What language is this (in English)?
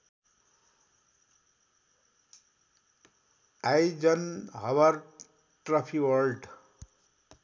Nepali